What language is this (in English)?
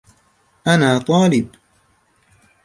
Arabic